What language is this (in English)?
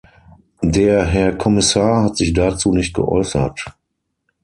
German